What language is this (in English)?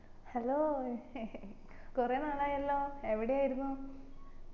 Malayalam